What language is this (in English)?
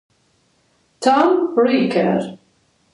Italian